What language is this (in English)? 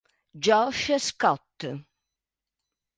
Italian